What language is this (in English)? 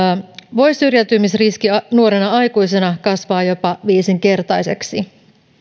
Finnish